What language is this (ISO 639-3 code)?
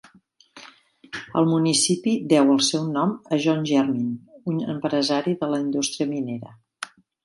cat